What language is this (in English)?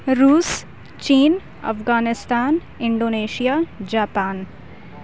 Urdu